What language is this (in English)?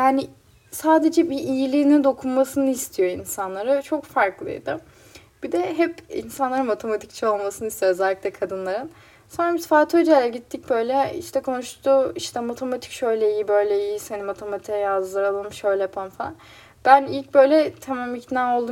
Turkish